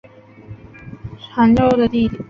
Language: Chinese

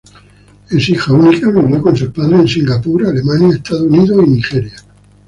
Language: Spanish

